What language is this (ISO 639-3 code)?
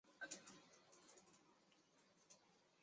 zho